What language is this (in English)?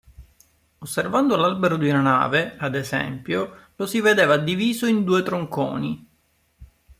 Italian